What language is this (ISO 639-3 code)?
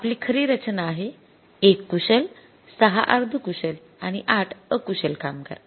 mar